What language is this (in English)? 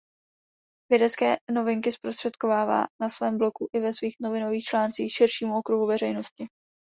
Czech